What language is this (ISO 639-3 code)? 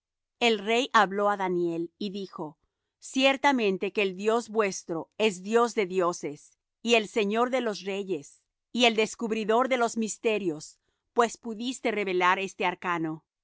spa